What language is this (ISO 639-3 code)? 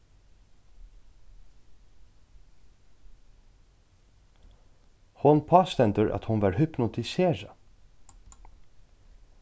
fao